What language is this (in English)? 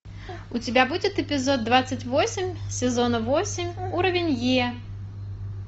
Russian